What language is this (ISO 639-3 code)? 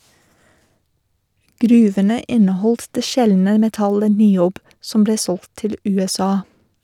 nor